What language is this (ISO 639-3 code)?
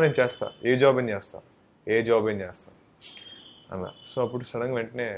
tel